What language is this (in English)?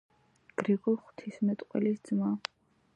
Georgian